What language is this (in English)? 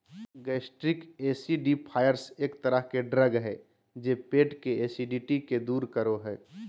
Magahi